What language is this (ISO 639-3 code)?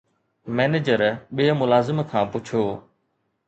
snd